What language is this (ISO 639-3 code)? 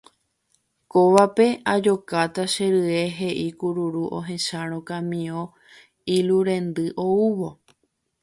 grn